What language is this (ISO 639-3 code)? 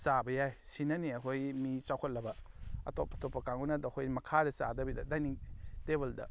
mni